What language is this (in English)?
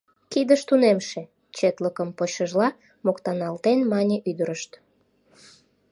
Mari